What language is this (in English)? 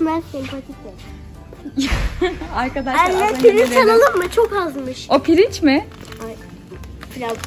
Turkish